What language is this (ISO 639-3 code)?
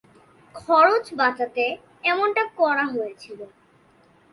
ben